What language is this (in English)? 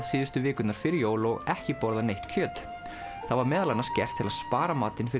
Icelandic